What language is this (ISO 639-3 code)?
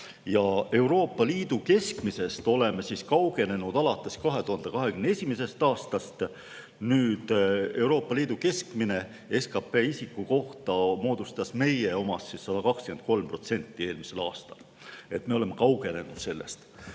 est